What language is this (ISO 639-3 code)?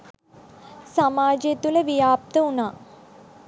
sin